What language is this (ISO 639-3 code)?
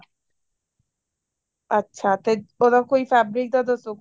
pan